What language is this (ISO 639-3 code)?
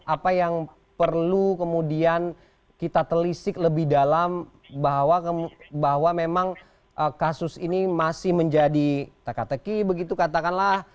ind